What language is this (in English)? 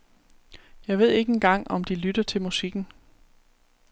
Danish